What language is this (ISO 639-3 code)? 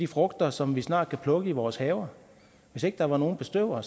dan